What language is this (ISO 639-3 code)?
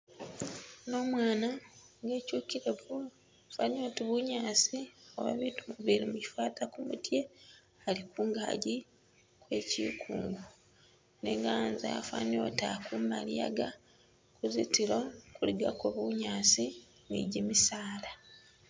myx